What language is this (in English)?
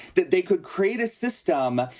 English